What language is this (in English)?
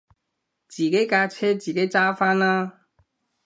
Cantonese